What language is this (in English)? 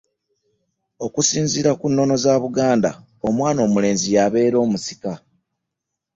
Ganda